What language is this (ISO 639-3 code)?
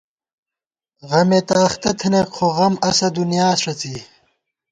gwt